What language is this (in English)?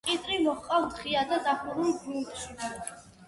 Georgian